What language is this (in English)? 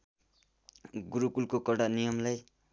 Nepali